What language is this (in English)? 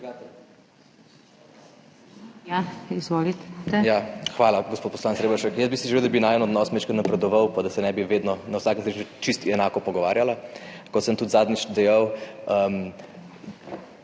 Slovenian